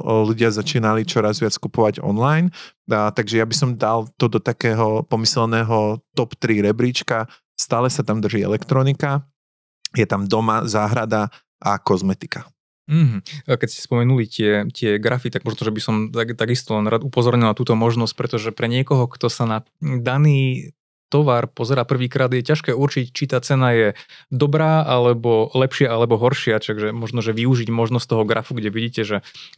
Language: Slovak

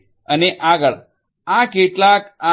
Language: Gujarati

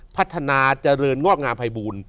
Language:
Thai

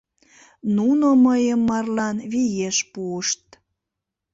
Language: Mari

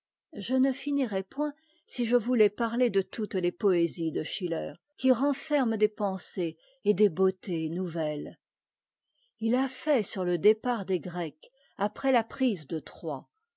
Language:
French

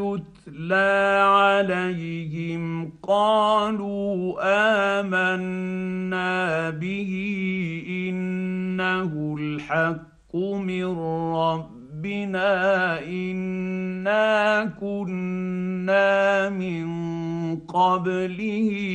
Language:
Arabic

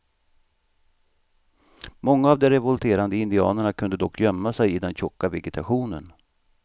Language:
Swedish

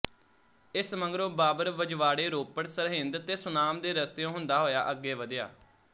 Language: Punjabi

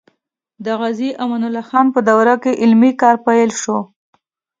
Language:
Pashto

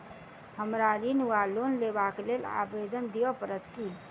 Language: Maithili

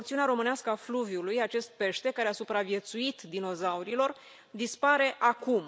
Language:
Romanian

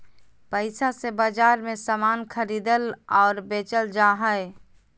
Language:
Magahi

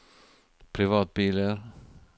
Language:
Norwegian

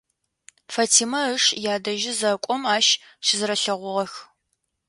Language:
Adyghe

